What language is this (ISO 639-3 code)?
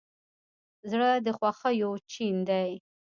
pus